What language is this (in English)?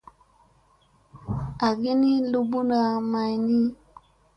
Musey